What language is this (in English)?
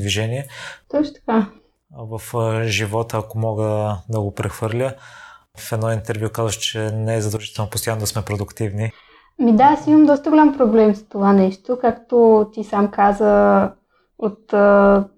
Bulgarian